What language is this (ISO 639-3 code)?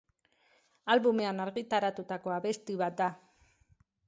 eus